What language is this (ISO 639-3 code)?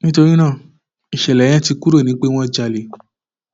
yor